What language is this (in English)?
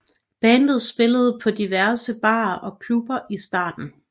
Danish